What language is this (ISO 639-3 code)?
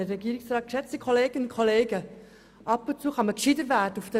gsw